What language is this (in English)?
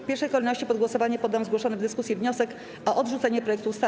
Polish